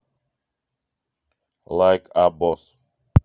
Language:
Russian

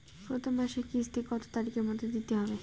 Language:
Bangla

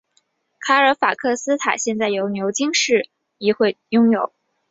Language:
Chinese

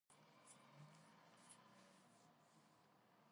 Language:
Georgian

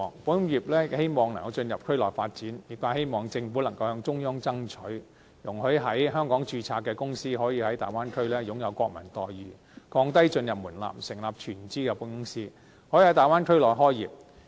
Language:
Cantonese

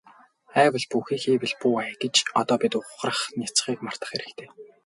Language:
Mongolian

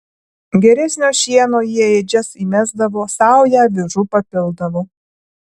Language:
Lithuanian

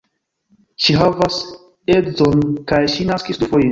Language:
Esperanto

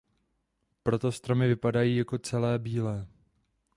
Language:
Czech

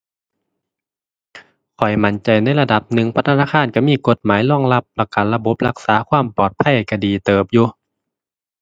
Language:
Thai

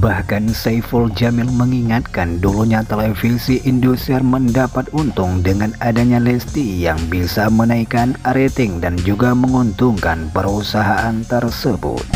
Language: Indonesian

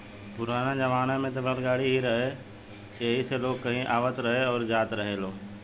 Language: Bhojpuri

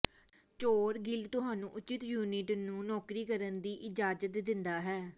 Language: Punjabi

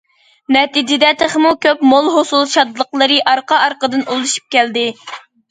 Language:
Uyghur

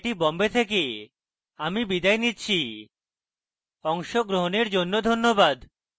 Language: Bangla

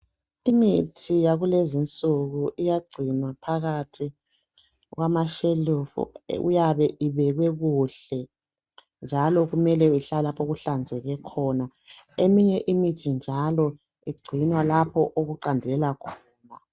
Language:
North Ndebele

